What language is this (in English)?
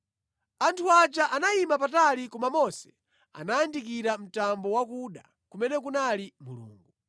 Nyanja